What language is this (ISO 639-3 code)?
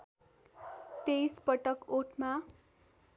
nep